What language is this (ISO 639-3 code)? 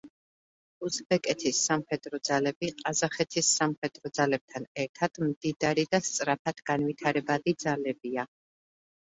kat